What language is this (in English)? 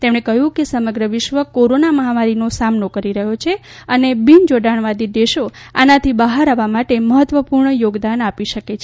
Gujarati